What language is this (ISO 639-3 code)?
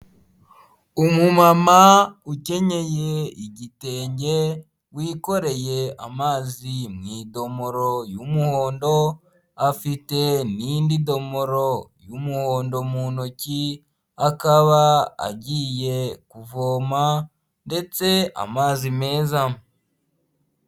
kin